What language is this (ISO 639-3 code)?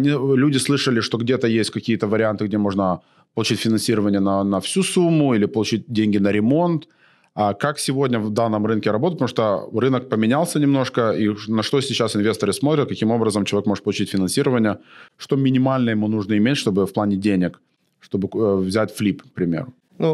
rus